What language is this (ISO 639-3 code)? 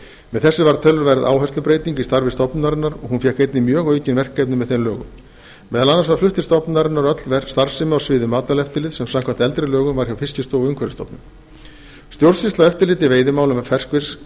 isl